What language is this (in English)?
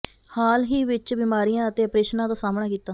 Punjabi